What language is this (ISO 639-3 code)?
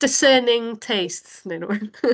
cym